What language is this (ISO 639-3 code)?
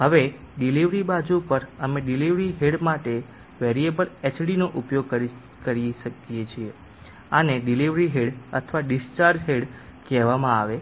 guj